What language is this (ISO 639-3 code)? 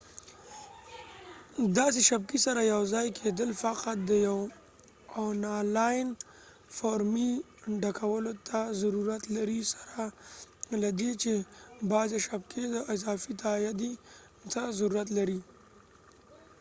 pus